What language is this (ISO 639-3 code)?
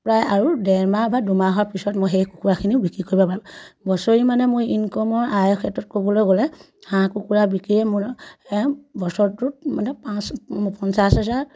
asm